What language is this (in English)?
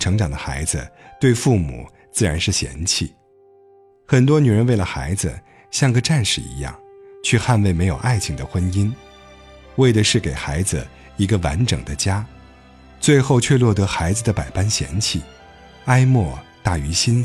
Chinese